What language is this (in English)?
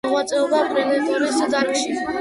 Georgian